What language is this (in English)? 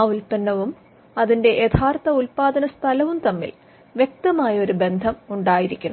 Malayalam